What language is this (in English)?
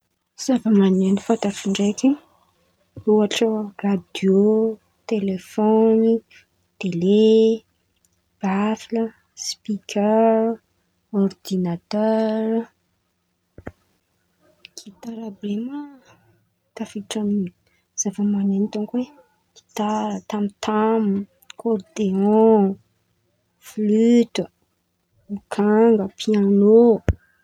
Antankarana Malagasy